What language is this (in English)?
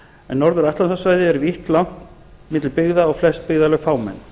Icelandic